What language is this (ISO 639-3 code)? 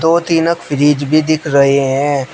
hin